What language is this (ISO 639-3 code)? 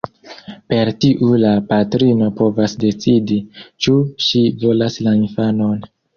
epo